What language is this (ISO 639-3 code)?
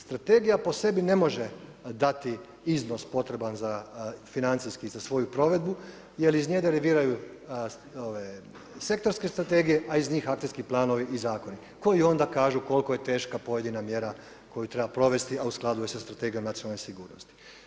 hrv